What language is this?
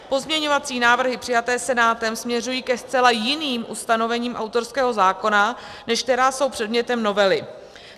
Czech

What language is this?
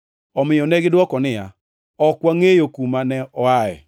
Luo (Kenya and Tanzania)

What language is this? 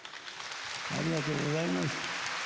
Japanese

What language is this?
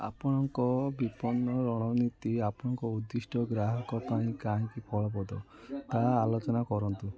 Odia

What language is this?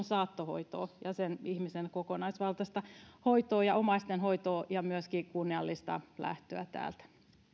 Finnish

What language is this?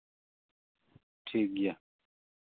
Santali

